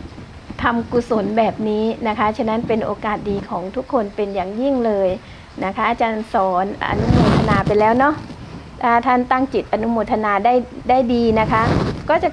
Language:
Thai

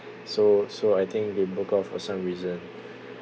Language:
English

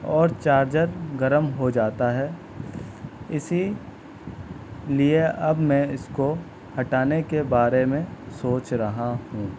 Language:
Urdu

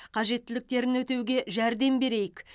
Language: Kazakh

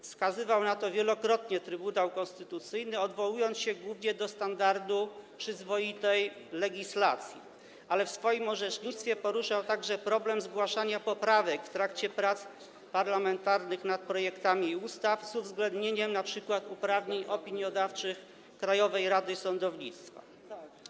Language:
Polish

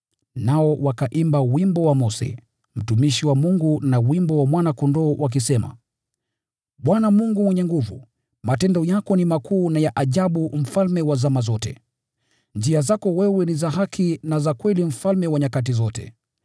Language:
Swahili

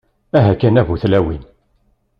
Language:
Kabyle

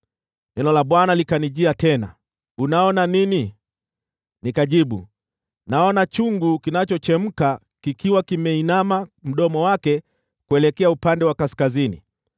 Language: Swahili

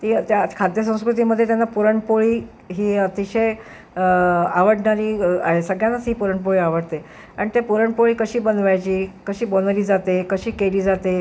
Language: Marathi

